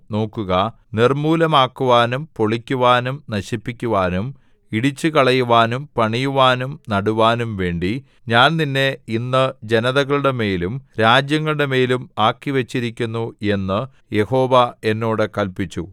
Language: Malayalam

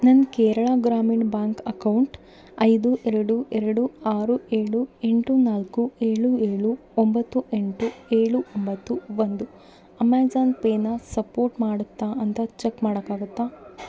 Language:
Kannada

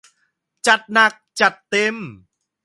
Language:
Thai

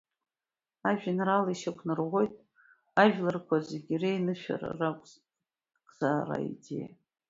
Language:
Abkhazian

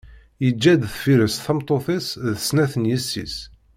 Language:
Kabyle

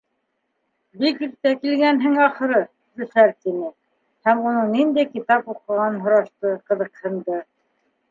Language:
Bashkir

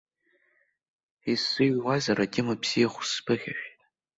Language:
Abkhazian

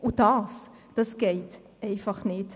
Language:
Swiss German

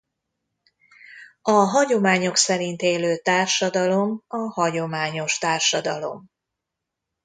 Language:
Hungarian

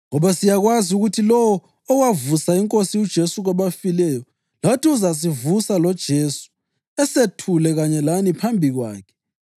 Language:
North Ndebele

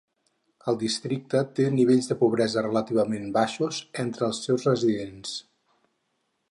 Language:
Catalan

